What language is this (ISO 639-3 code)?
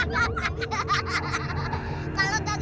ind